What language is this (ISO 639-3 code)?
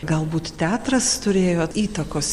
lit